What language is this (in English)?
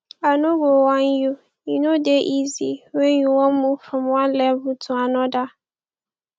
Nigerian Pidgin